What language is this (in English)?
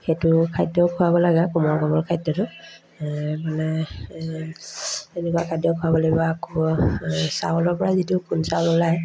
Assamese